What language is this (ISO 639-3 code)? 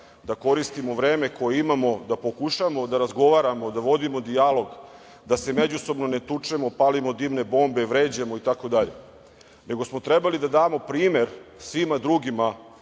srp